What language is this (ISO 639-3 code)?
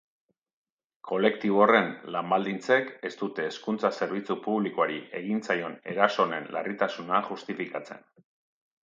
eus